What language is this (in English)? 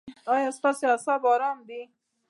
Pashto